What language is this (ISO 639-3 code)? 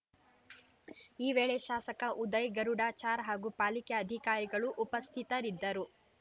kan